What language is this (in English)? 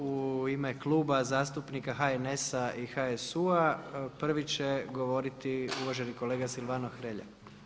Croatian